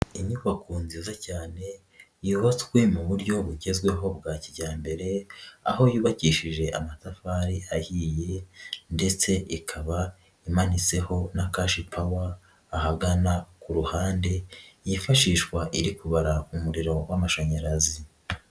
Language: Kinyarwanda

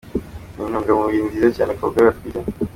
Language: Kinyarwanda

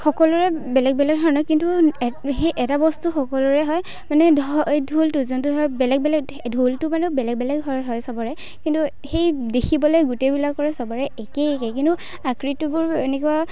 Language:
Assamese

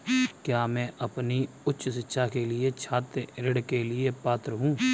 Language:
Hindi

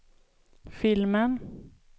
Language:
Swedish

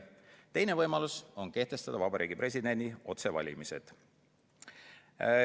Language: Estonian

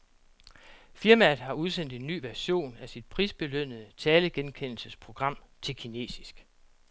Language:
Danish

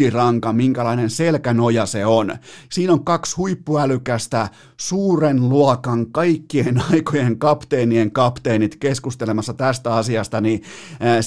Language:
Finnish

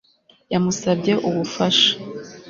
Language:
Kinyarwanda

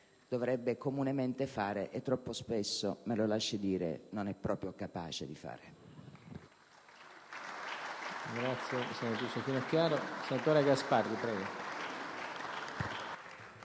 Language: Italian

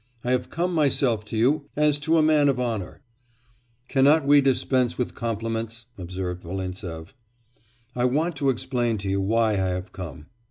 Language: English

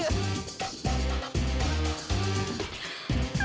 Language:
Indonesian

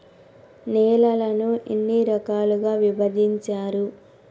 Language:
Telugu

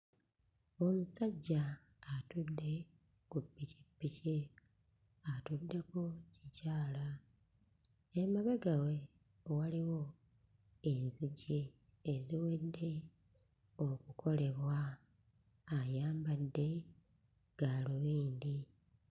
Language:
Ganda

